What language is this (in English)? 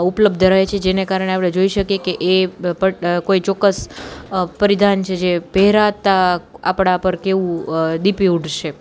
Gujarati